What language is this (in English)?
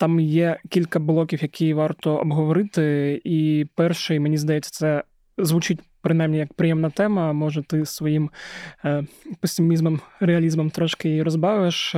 Ukrainian